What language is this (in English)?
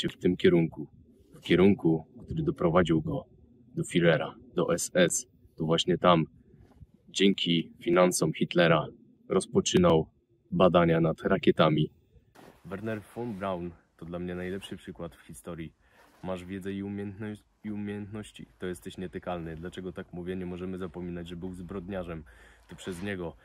Polish